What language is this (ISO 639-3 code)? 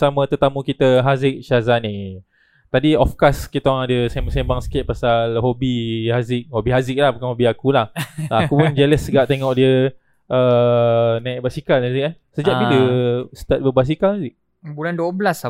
msa